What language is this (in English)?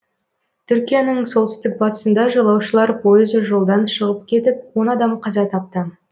Kazakh